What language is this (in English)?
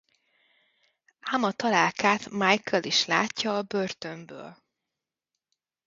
Hungarian